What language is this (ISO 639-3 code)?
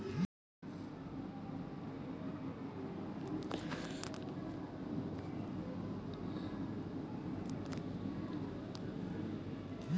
mai